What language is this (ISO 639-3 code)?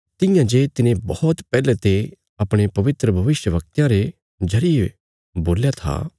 kfs